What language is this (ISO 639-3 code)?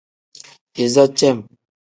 kdh